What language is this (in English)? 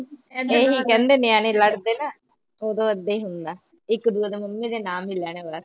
Punjabi